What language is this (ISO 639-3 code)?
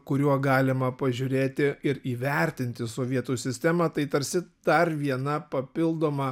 lit